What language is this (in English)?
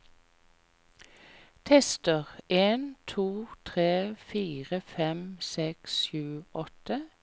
Norwegian